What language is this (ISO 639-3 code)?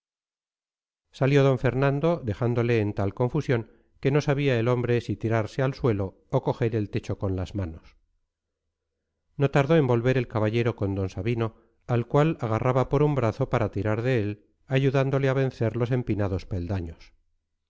spa